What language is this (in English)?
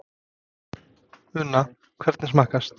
Icelandic